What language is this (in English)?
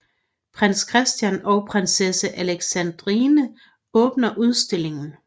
Danish